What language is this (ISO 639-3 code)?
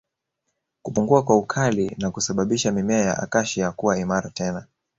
swa